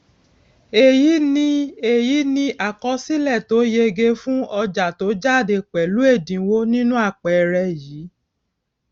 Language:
Yoruba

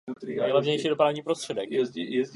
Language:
Czech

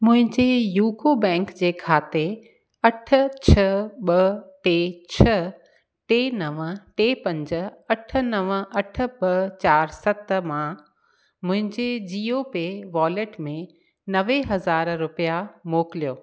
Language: Sindhi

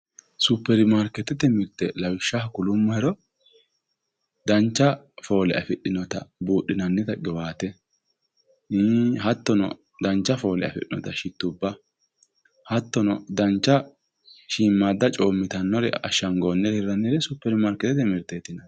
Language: Sidamo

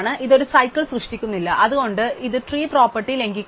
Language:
Malayalam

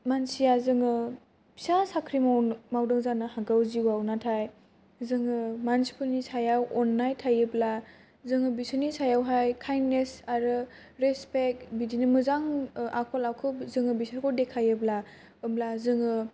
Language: Bodo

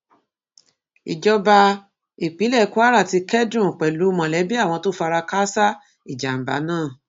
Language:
Yoruba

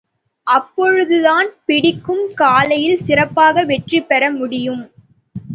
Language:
Tamil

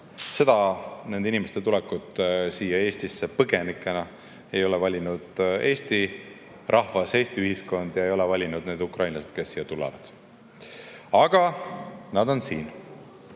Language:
Estonian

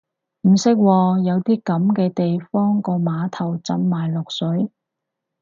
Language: Cantonese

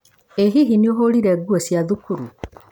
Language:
Kikuyu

